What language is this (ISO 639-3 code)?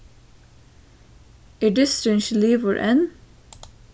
fao